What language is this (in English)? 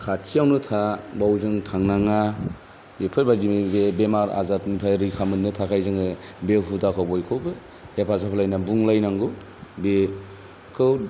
Bodo